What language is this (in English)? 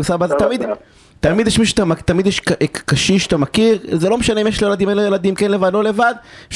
Hebrew